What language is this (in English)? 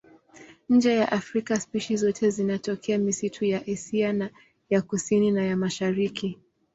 Swahili